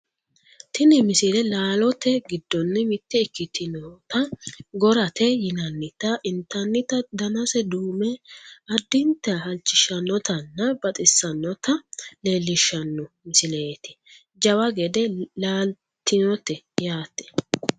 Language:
Sidamo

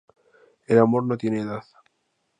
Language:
Spanish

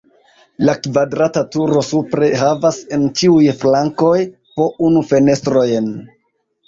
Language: Esperanto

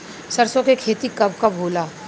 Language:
Bhojpuri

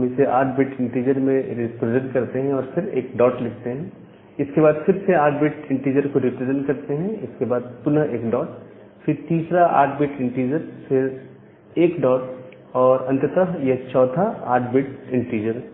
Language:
Hindi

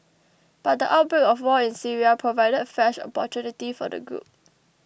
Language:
English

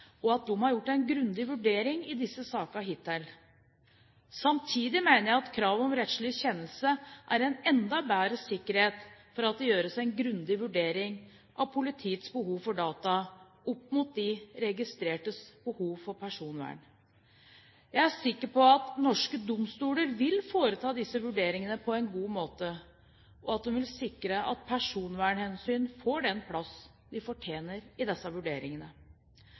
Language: Norwegian Bokmål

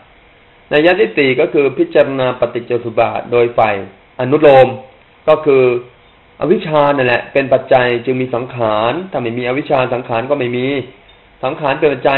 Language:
Thai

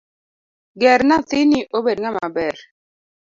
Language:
Luo (Kenya and Tanzania)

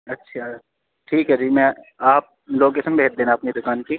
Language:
Urdu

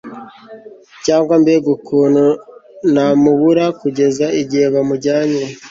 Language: Kinyarwanda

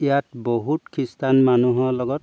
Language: Assamese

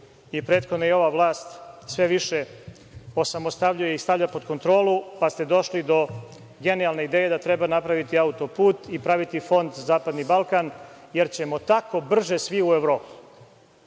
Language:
Serbian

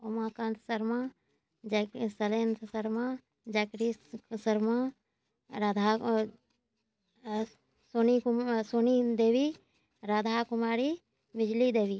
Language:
Maithili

